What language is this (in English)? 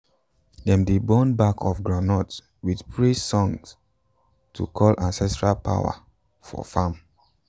Nigerian Pidgin